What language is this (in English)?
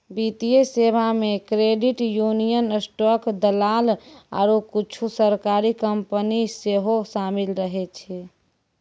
Maithili